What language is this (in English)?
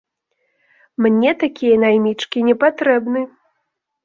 Belarusian